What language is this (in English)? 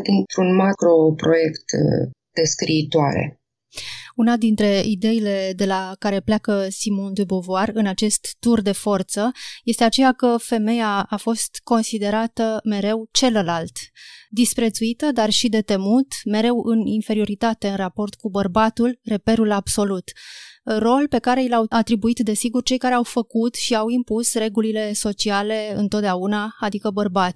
Romanian